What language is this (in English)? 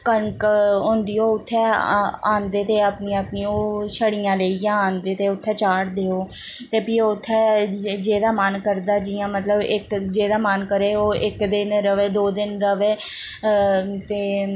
Dogri